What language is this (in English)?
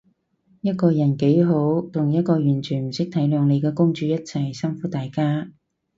Cantonese